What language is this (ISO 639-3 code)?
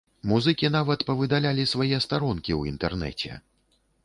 bel